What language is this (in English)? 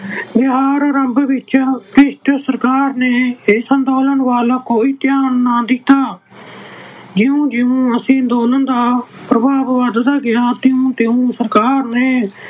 Punjabi